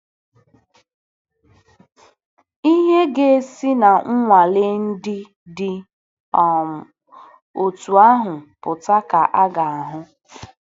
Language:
Igbo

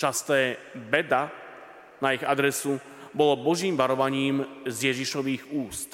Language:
Slovak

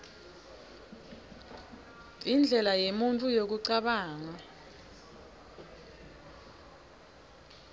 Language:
Swati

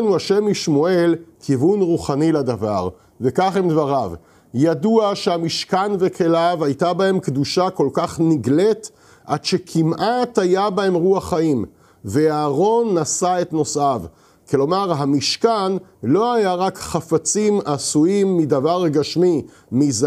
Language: Hebrew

